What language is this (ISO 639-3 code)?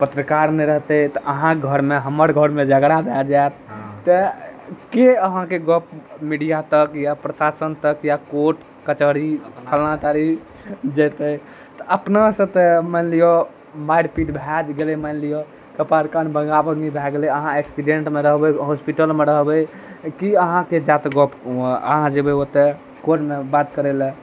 mai